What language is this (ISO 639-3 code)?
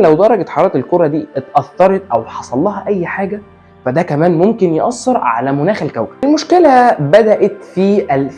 ara